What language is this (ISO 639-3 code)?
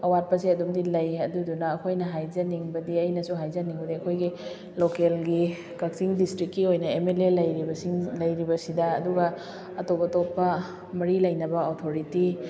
mni